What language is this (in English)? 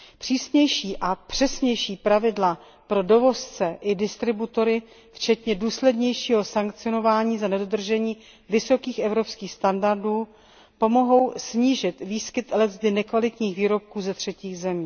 Czech